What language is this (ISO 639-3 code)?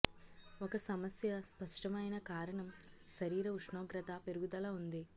tel